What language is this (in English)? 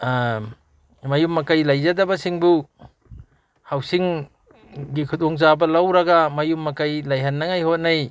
Manipuri